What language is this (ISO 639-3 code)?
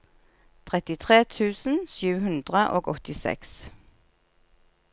nor